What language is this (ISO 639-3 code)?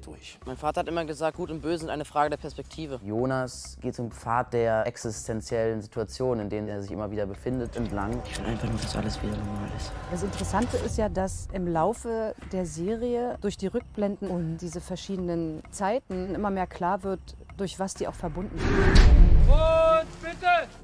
deu